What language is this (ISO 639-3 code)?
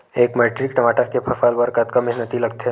hne